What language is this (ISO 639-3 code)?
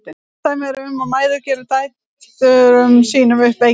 isl